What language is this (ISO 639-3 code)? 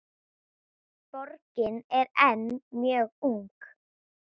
isl